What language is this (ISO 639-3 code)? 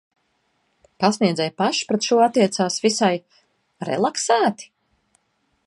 lav